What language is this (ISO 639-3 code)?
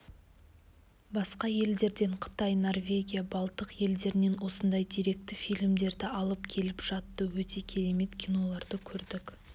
kaz